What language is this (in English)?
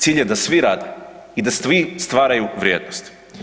Croatian